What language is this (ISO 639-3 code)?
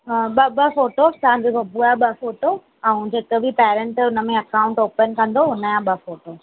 snd